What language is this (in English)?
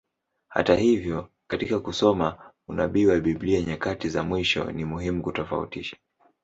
Swahili